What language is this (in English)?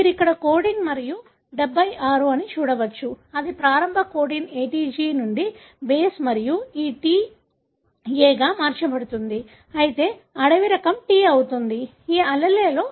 Telugu